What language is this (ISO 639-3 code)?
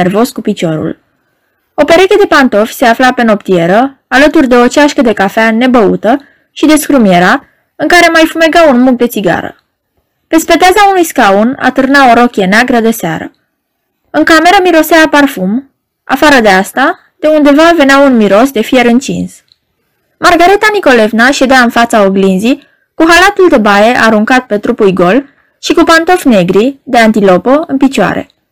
ron